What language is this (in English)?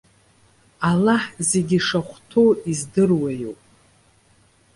Abkhazian